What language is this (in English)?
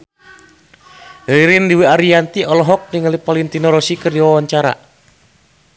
Sundanese